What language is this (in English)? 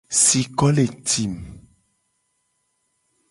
Gen